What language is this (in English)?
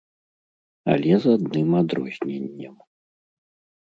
Belarusian